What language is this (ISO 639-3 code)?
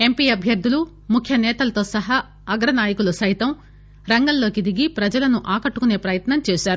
tel